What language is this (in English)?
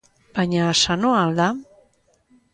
Basque